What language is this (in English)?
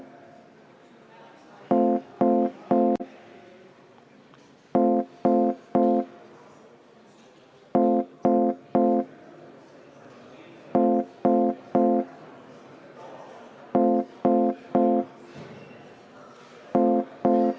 Estonian